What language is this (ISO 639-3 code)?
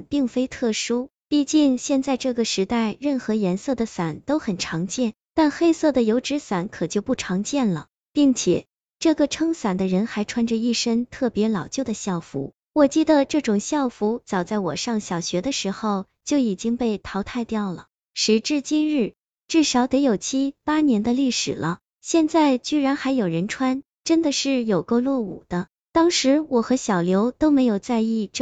zho